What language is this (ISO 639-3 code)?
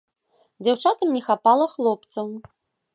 bel